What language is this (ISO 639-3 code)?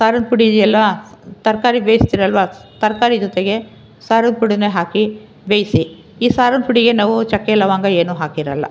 kan